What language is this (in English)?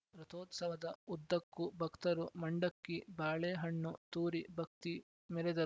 Kannada